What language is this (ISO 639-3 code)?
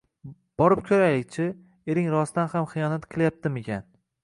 uzb